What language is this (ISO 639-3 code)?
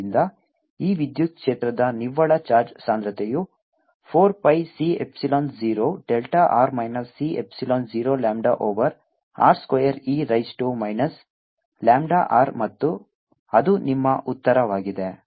kan